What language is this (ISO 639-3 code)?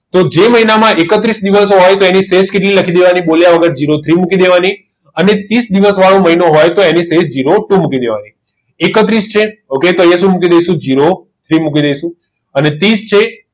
guj